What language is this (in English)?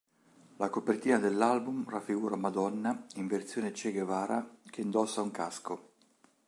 Italian